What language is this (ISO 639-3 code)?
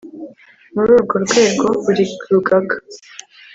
kin